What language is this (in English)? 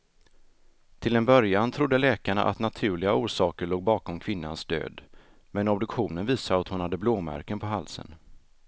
Swedish